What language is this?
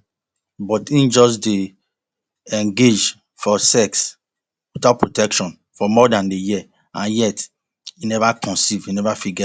Nigerian Pidgin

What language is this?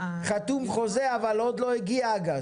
Hebrew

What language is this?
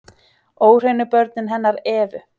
Icelandic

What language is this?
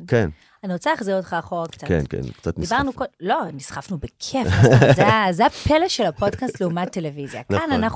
Hebrew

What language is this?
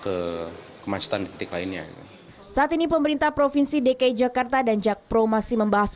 Indonesian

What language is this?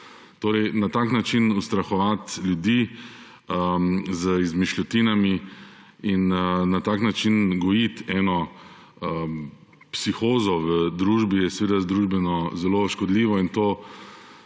Slovenian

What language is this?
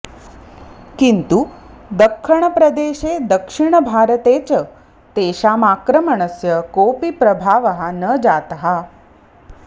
Sanskrit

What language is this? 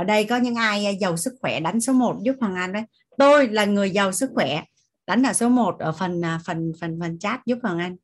Vietnamese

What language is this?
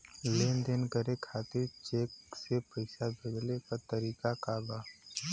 Bhojpuri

